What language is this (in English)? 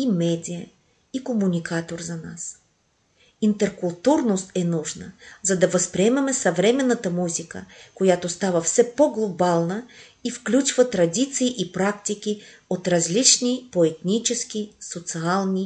Bulgarian